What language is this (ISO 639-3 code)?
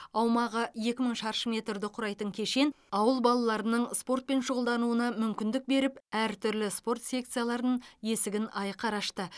kaz